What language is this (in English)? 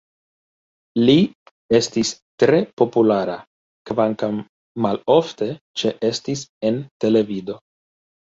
Esperanto